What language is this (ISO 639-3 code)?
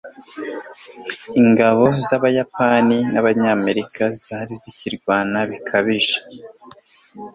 kin